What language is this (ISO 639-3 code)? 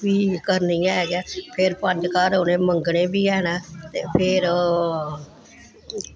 doi